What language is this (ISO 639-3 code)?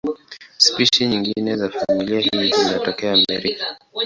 swa